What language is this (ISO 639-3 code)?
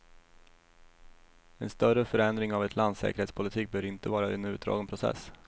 swe